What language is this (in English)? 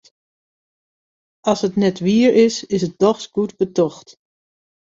Western Frisian